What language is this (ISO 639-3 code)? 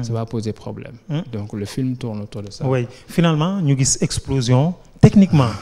fra